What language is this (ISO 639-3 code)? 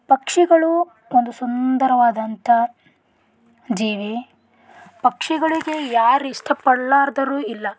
kan